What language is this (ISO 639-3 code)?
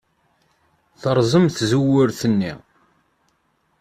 kab